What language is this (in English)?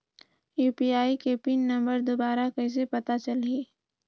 Chhattisgarhi